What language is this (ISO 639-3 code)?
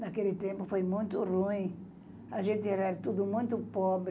por